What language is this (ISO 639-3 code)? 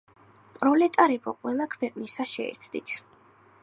kat